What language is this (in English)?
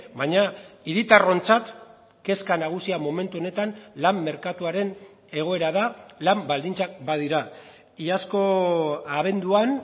Basque